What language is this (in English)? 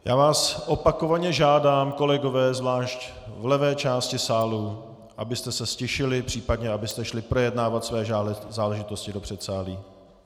Czech